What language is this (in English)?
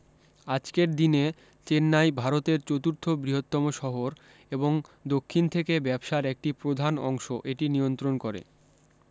Bangla